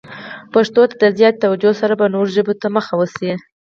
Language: Pashto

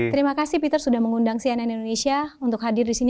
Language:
Indonesian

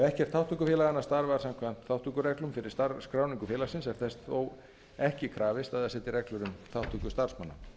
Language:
Icelandic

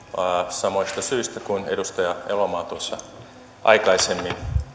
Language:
Finnish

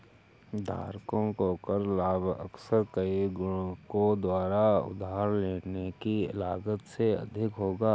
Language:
Hindi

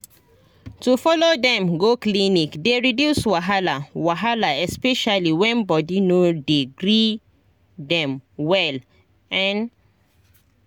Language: Nigerian Pidgin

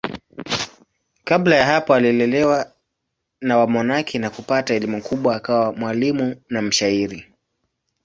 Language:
Swahili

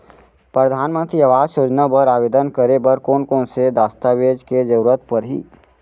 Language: Chhattisgarhi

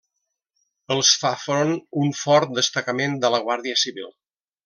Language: Catalan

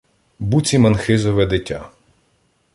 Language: Ukrainian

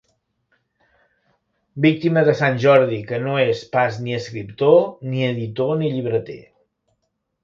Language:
Catalan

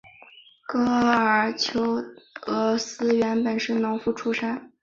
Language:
Chinese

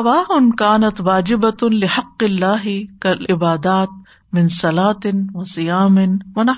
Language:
Urdu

